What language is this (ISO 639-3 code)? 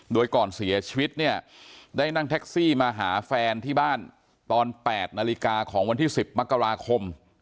tha